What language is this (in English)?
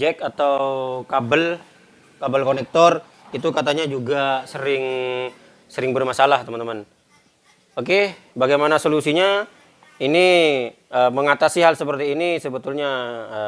Indonesian